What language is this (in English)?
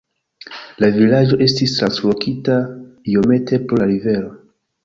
Esperanto